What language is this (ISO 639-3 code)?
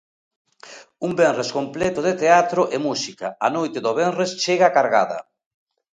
glg